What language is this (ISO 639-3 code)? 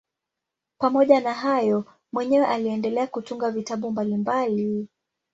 swa